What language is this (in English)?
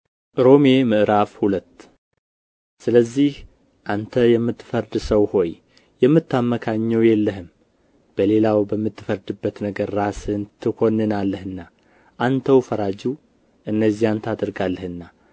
Amharic